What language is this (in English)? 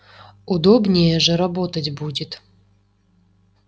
Russian